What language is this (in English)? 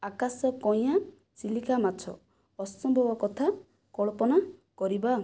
Odia